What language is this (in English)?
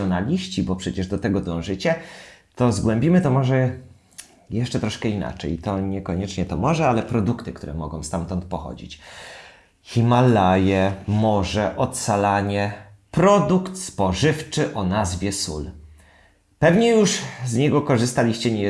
Polish